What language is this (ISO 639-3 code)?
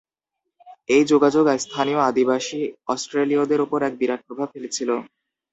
ben